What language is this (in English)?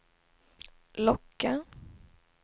Swedish